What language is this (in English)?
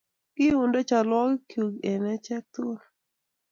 Kalenjin